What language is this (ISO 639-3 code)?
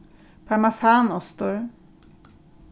fao